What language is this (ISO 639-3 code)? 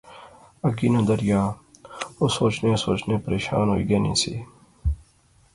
phr